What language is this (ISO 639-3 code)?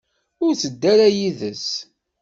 kab